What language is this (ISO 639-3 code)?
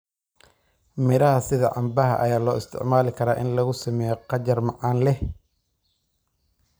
som